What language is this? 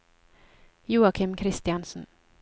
Norwegian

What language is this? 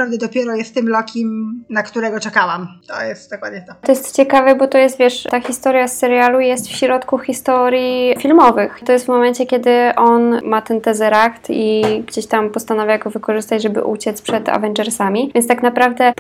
Polish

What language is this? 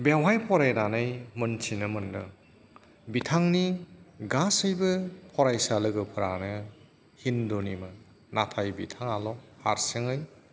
Bodo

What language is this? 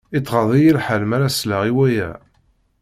Kabyle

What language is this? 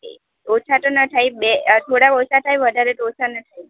Gujarati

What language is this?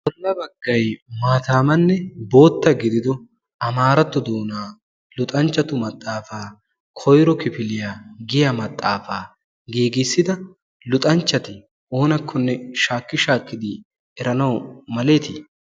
Wolaytta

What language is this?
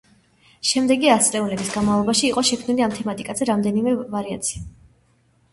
Georgian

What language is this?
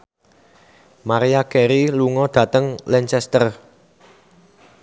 Javanese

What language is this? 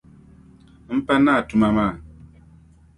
Dagbani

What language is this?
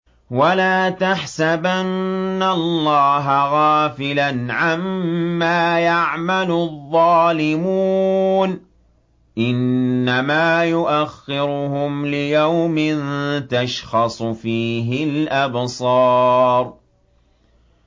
Arabic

